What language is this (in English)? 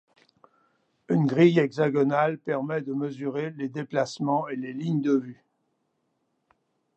French